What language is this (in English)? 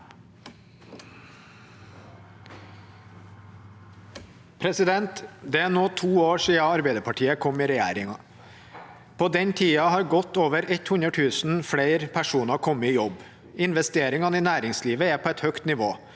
Norwegian